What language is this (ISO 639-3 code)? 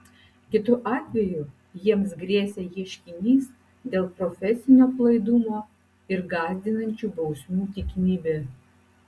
lit